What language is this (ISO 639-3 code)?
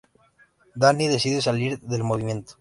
spa